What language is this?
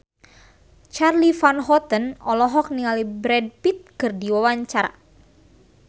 Sundanese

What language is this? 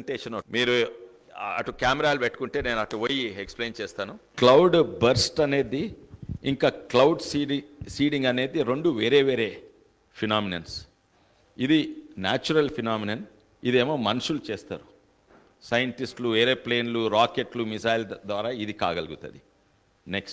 Telugu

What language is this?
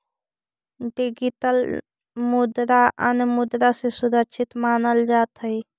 Magahi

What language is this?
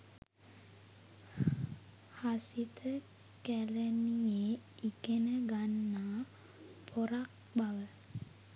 Sinhala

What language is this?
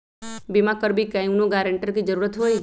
Magahi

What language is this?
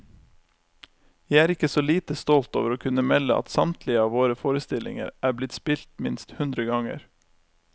Norwegian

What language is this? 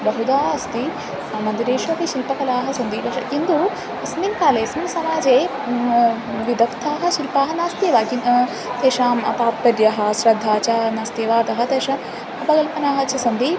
Sanskrit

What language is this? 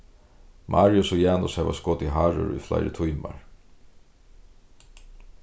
Faroese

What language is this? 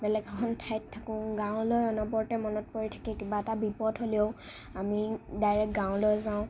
Assamese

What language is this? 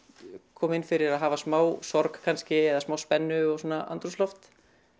Icelandic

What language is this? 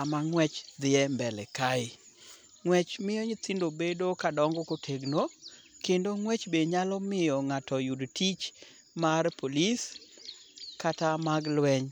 Luo (Kenya and Tanzania)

